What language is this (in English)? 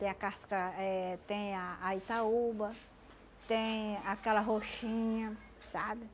Portuguese